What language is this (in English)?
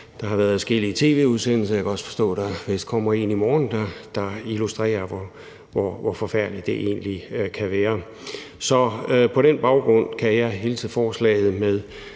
Danish